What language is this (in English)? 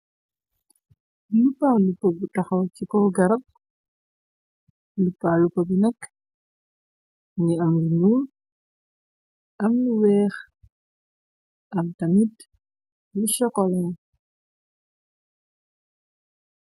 Wolof